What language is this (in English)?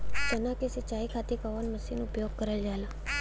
Bhojpuri